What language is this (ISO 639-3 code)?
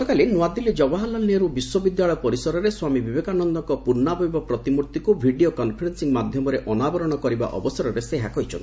ori